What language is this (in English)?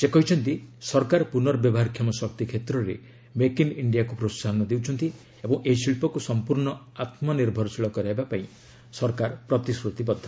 Odia